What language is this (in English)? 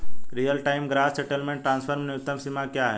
Hindi